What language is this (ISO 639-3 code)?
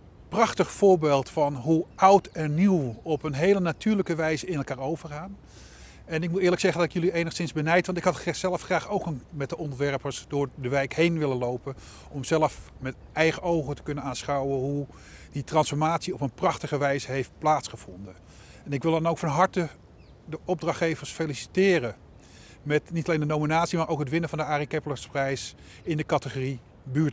nld